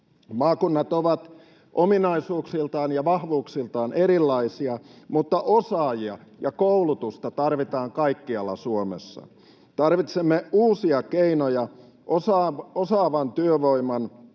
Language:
Finnish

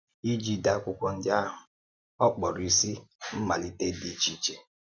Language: Igbo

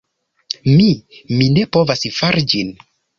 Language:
Esperanto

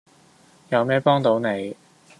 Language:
Cantonese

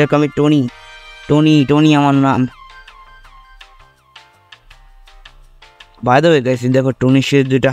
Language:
Bangla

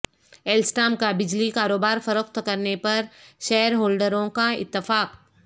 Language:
Urdu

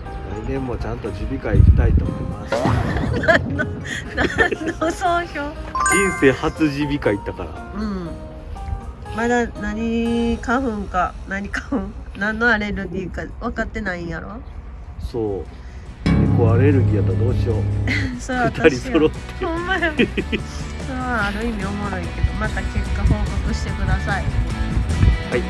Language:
Japanese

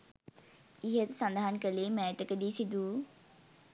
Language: Sinhala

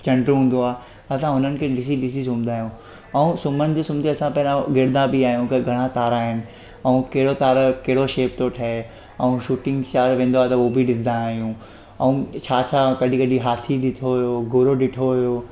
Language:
Sindhi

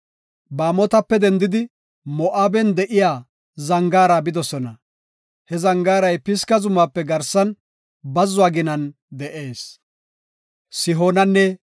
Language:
Gofa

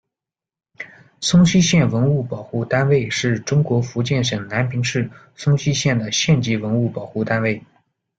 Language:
Chinese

